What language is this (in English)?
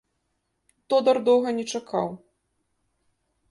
Belarusian